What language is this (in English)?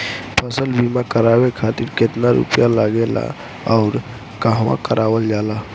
Bhojpuri